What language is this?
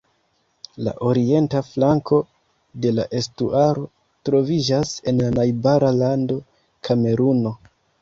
Esperanto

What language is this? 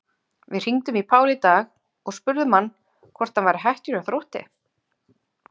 Icelandic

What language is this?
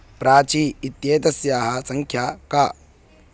Sanskrit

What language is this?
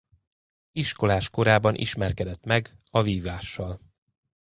Hungarian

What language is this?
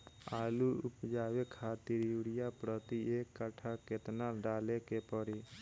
Bhojpuri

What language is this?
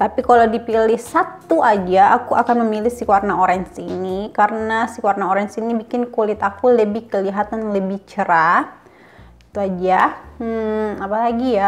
Indonesian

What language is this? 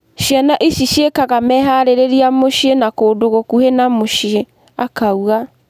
Kikuyu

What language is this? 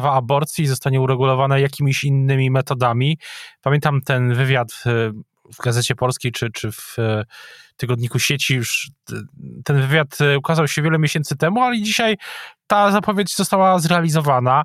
Polish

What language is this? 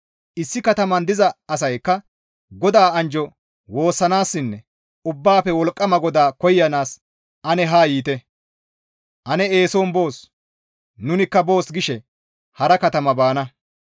Gamo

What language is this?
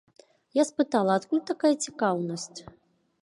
Belarusian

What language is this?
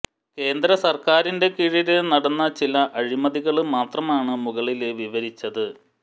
Malayalam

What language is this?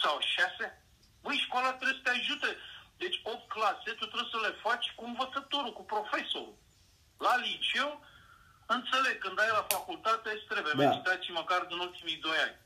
Romanian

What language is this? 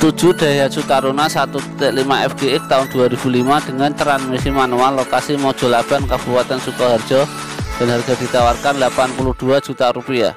Indonesian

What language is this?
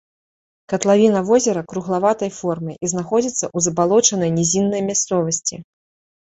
Belarusian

